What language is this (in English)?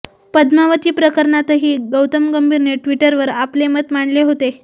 Marathi